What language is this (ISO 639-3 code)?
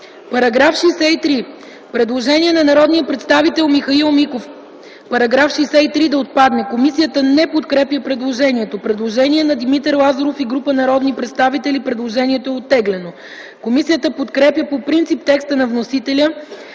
bul